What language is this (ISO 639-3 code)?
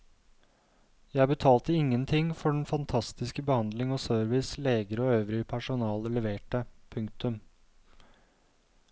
nor